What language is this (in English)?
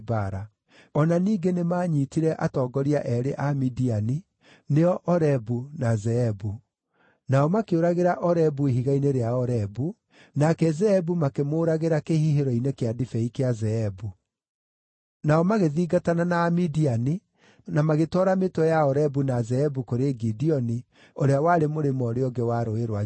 Kikuyu